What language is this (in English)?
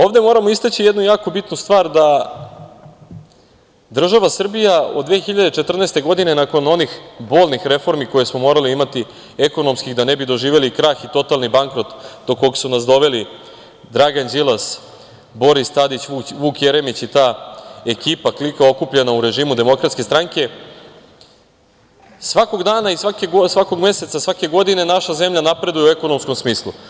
Serbian